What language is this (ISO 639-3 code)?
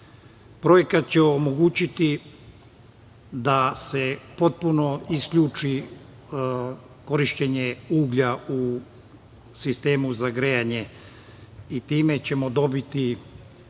srp